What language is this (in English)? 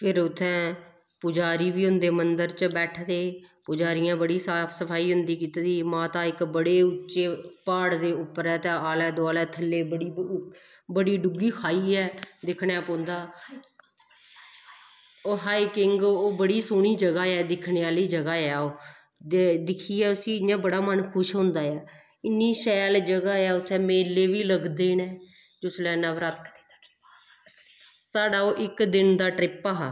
Dogri